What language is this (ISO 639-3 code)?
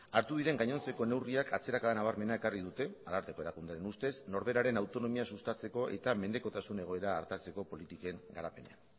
eus